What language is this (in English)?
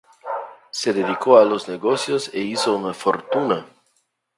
Spanish